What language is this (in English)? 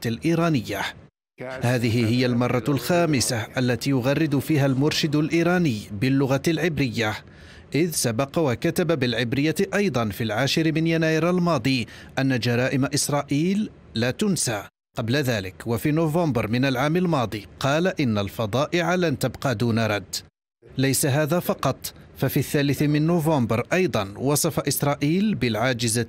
Arabic